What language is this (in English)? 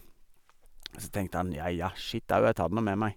Norwegian